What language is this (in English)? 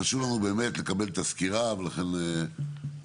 Hebrew